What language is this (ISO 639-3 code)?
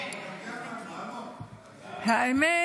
heb